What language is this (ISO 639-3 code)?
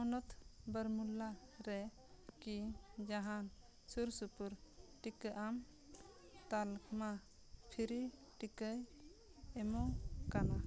sat